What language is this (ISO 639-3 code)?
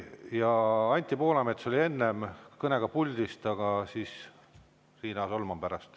est